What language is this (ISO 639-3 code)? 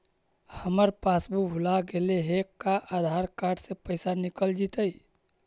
mag